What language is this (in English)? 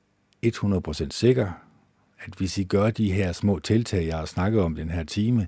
Danish